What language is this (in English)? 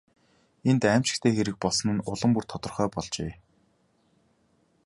Mongolian